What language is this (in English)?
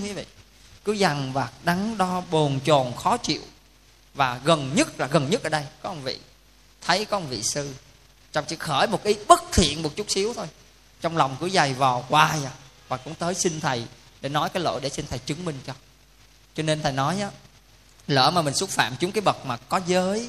Vietnamese